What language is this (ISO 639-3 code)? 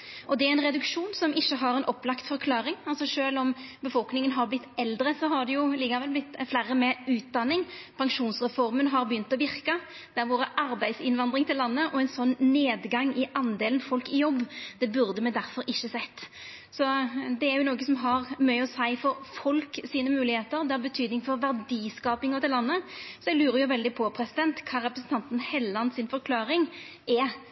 nno